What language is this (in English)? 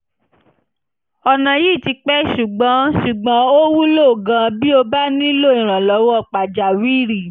Yoruba